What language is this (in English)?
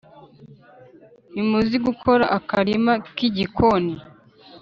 Kinyarwanda